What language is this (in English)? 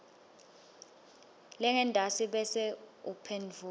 Swati